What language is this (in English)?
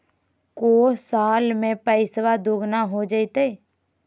Magahi